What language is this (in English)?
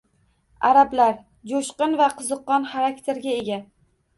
Uzbek